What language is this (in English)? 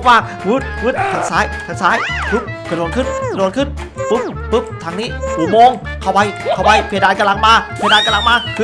Thai